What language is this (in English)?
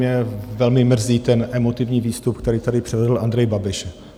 Czech